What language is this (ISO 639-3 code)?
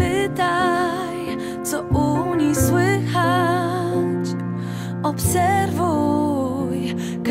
pol